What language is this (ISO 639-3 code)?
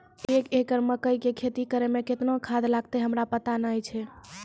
mai